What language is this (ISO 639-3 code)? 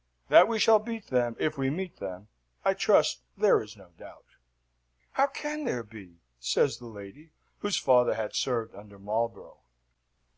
eng